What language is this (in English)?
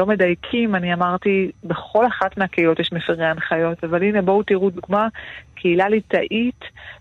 Hebrew